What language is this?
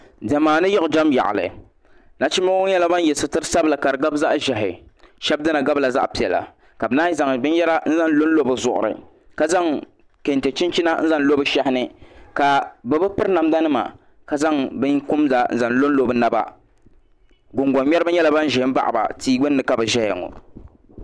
Dagbani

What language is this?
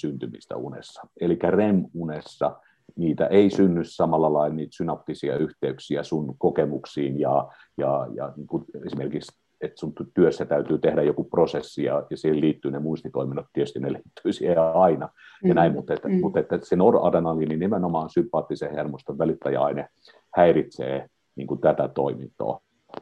Finnish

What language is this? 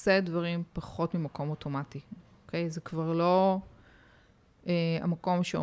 Hebrew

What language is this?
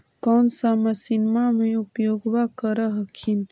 Magahi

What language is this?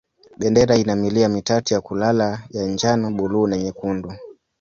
Swahili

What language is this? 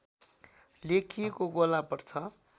Nepali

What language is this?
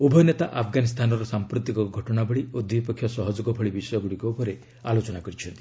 Odia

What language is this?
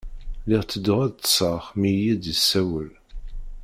Kabyle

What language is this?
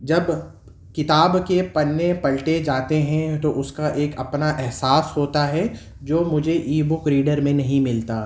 Urdu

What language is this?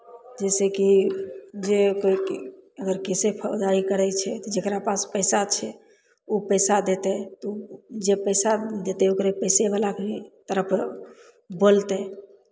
Maithili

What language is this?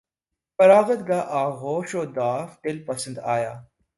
Urdu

